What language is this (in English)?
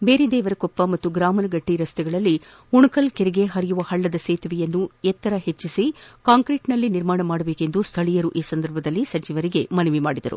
Kannada